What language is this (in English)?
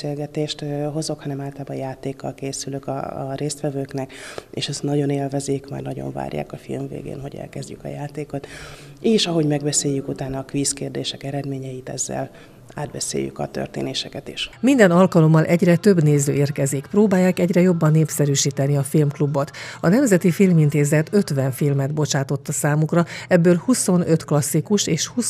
Hungarian